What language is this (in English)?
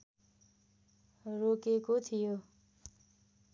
Nepali